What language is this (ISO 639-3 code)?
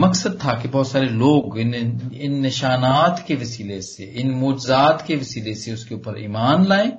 pan